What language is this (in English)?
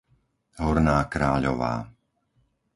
Slovak